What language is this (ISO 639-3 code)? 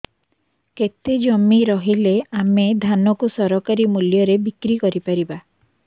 ori